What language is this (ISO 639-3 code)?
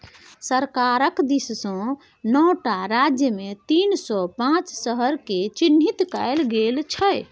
mai